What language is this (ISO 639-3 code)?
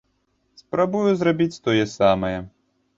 bel